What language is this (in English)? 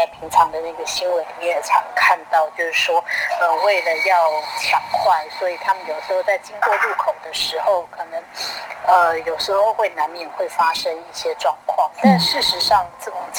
Chinese